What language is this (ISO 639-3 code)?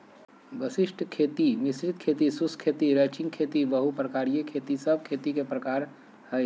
mag